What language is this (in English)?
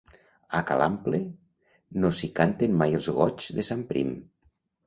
Catalan